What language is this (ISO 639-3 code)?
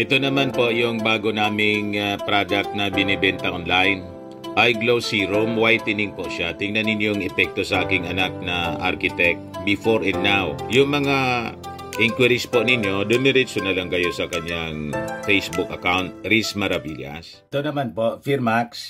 fil